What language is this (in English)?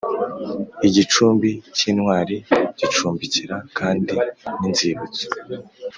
Kinyarwanda